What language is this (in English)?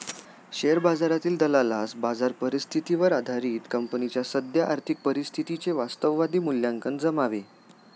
Marathi